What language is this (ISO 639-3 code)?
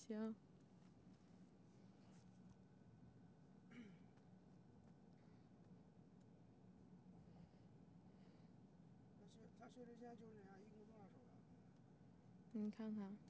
zho